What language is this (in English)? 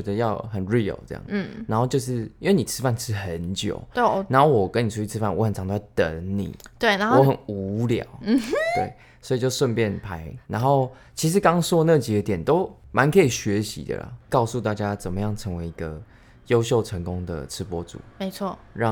Chinese